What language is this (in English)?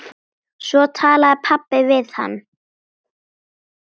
Icelandic